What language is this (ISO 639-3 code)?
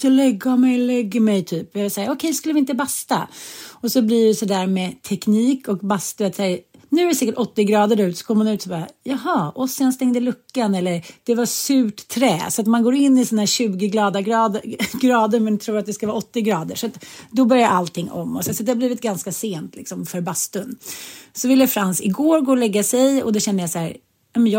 swe